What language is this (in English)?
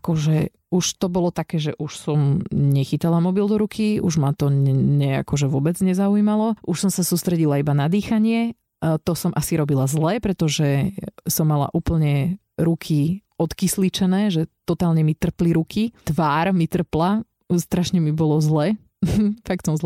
Slovak